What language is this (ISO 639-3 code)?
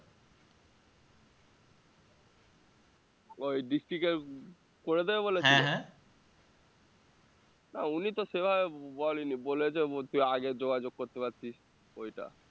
ben